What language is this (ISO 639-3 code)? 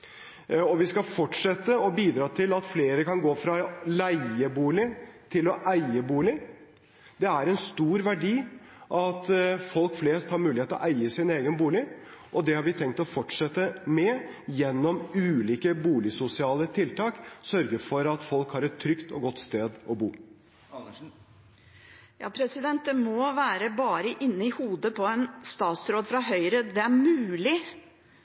nob